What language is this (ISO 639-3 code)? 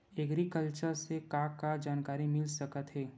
hne